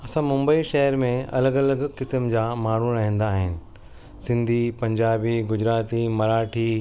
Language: Sindhi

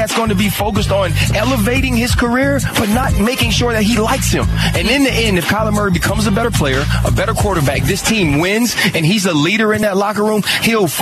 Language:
English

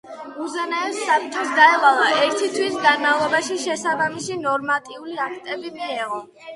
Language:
Georgian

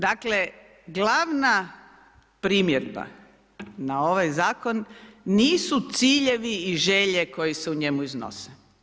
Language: Croatian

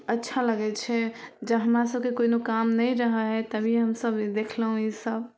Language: Maithili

